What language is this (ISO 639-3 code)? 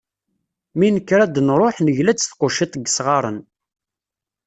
kab